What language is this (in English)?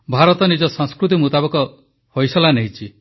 Odia